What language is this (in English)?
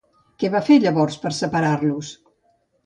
Catalan